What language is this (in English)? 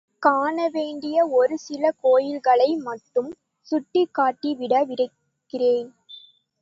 Tamil